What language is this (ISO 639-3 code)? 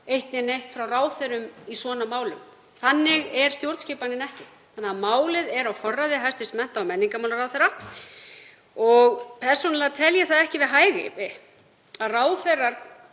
isl